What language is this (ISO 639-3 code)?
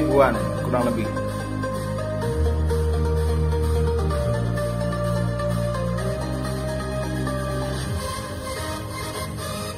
ind